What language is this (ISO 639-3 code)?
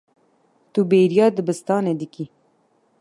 kur